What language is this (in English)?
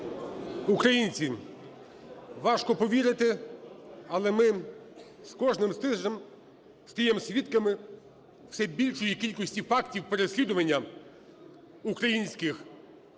Ukrainian